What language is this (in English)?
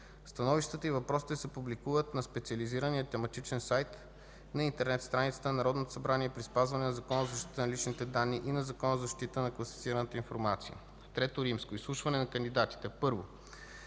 Bulgarian